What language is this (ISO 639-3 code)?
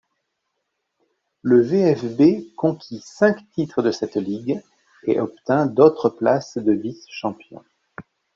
fra